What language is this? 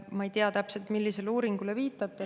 Estonian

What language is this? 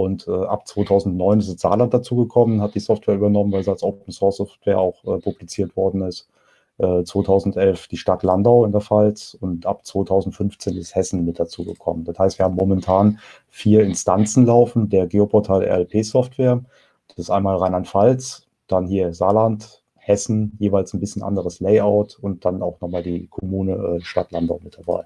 German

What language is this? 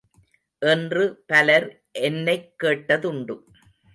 Tamil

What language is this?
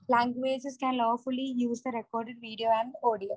Malayalam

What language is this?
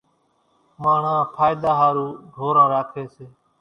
Kachi Koli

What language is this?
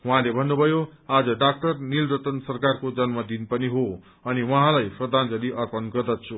Nepali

